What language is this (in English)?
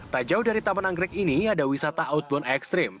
Indonesian